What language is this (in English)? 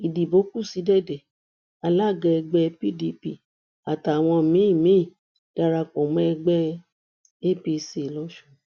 Yoruba